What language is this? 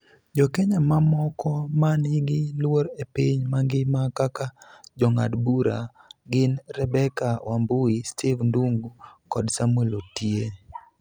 Luo (Kenya and Tanzania)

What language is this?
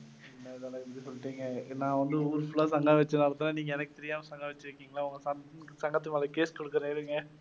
Tamil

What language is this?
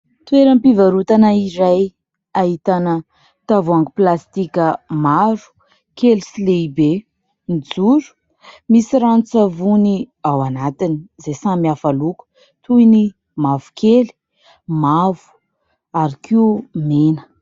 Malagasy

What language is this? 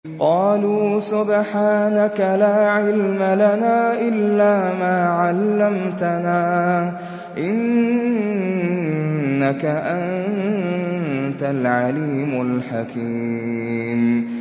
Arabic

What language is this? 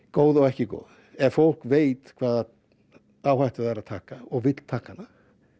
Icelandic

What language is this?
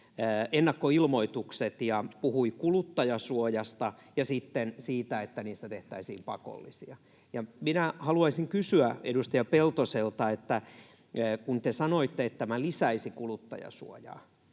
Finnish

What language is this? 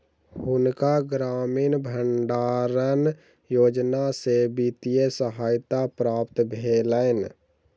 Maithili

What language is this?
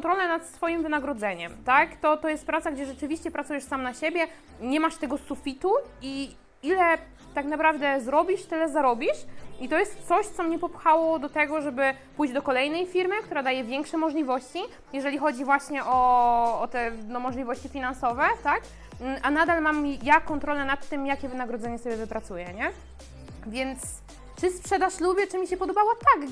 Polish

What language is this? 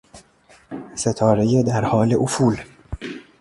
Persian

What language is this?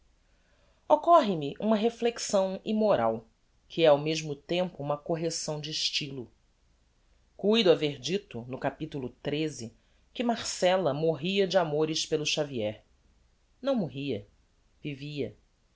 Portuguese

